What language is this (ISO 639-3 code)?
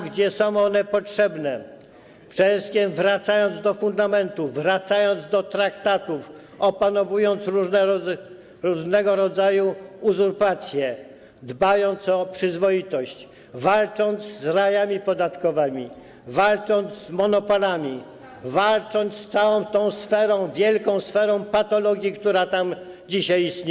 pol